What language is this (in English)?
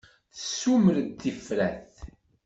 Kabyle